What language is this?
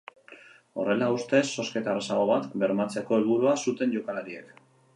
Basque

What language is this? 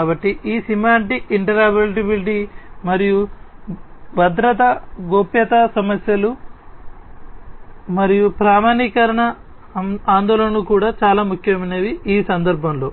Telugu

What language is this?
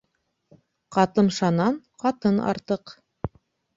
Bashkir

